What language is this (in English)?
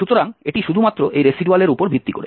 Bangla